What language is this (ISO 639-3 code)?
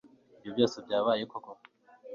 kin